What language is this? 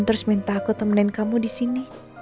Indonesian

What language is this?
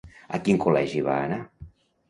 Catalan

